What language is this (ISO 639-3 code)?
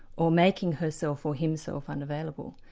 eng